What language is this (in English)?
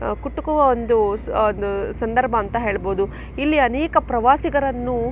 Kannada